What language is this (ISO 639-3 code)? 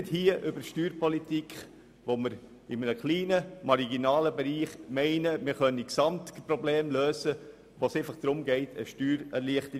gsw